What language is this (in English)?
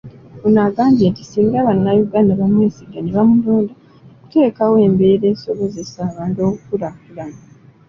Ganda